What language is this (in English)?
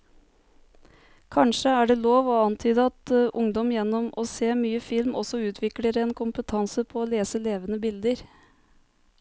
Norwegian